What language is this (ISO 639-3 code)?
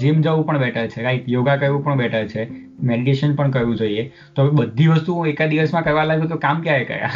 guj